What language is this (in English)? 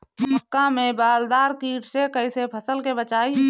Bhojpuri